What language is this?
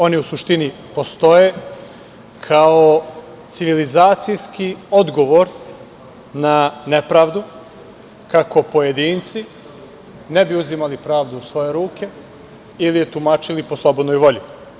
Serbian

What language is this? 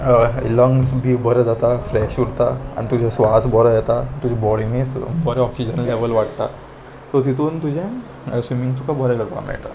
Konkani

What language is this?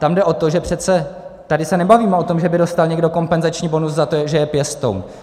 Czech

